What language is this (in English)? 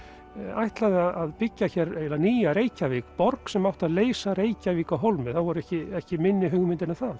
Icelandic